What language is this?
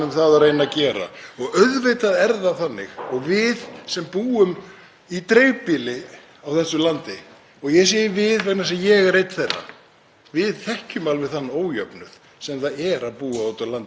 Icelandic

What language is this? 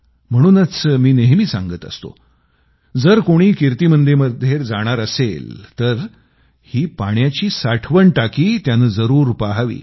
Marathi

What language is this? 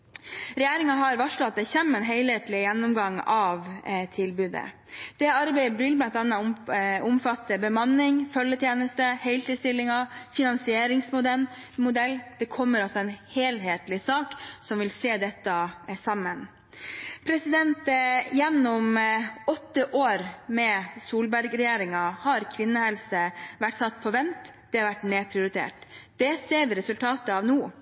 Norwegian Bokmål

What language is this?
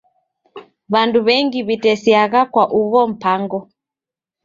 Taita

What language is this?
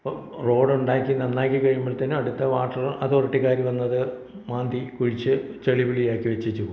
Malayalam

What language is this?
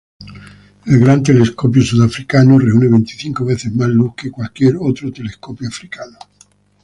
Spanish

